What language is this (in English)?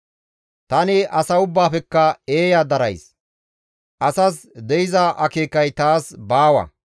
Gamo